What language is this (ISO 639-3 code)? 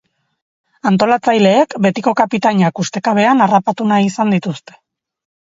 eus